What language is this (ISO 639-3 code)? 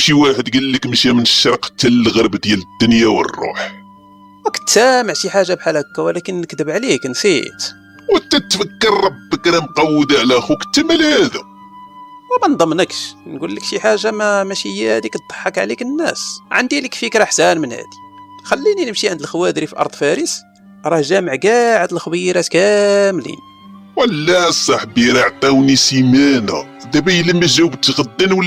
ara